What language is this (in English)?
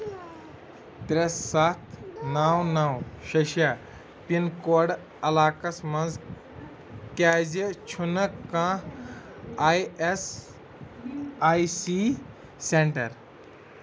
Kashmiri